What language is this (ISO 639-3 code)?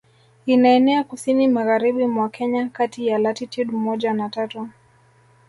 swa